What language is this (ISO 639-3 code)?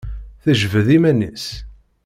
kab